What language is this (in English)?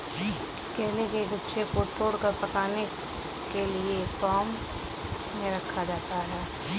Hindi